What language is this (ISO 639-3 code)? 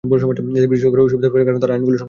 ben